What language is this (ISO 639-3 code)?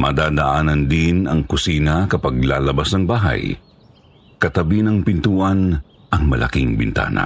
fil